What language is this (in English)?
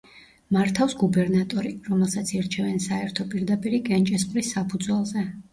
Georgian